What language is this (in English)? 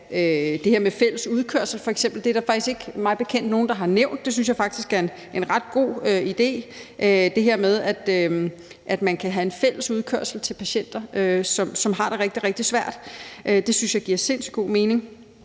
Danish